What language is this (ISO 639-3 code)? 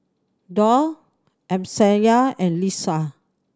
eng